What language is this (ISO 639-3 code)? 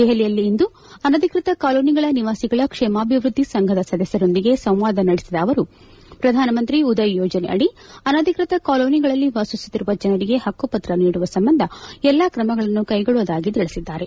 kan